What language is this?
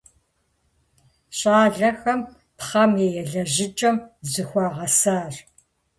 Kabardian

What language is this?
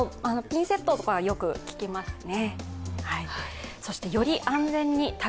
Japanese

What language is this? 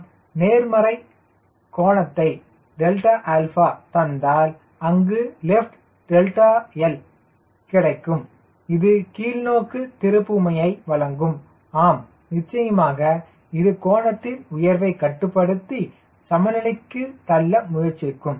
Tamil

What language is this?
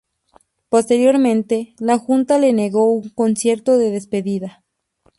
Spanish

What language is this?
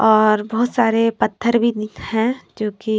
Hindi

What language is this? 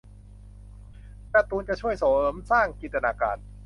Thai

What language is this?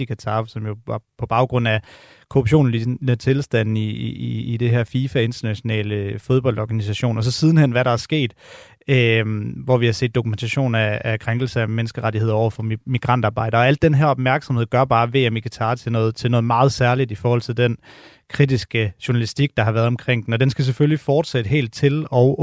Danish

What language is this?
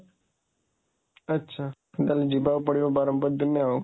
Odia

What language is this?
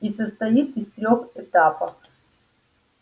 Russian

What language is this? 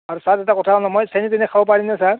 Assamese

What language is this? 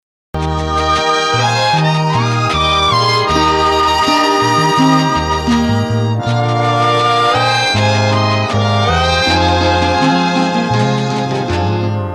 Malayalam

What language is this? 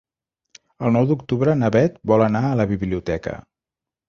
Catalan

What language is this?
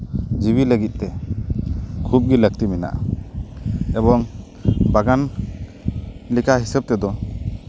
Santali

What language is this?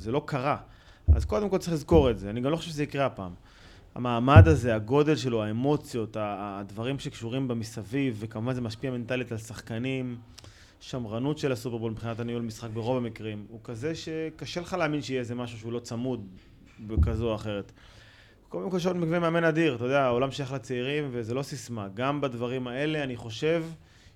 Hebrew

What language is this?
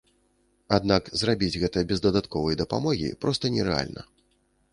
Belarusian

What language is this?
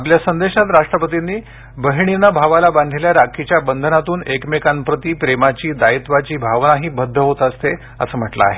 Marathi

